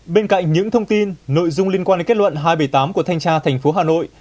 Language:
Vietnamese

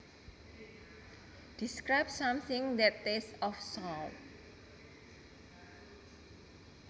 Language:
Javanese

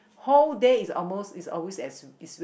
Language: English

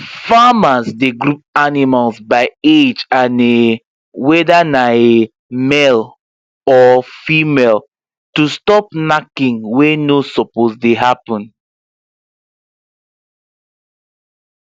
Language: Nigerian Pidgin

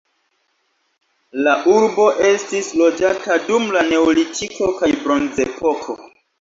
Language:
Esperanto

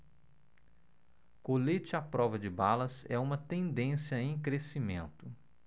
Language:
Portuguese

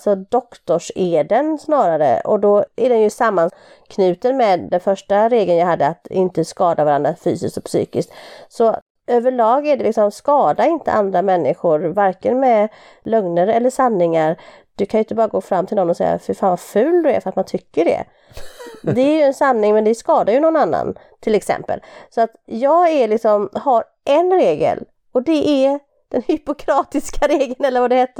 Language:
Swedish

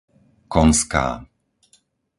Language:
Slovak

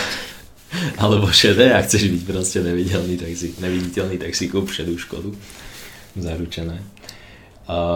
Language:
Slovak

